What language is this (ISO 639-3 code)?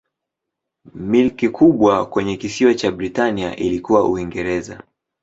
swa